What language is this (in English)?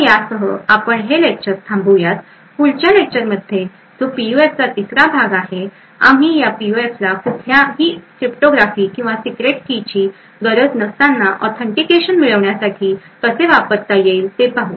Marathi